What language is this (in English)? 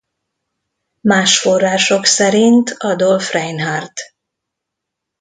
Hungarian